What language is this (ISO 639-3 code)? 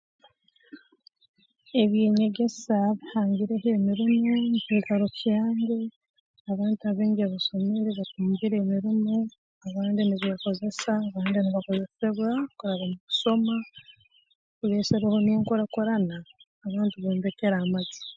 ttj